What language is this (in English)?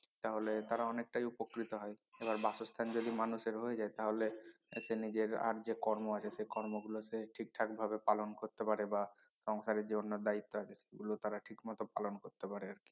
Bangla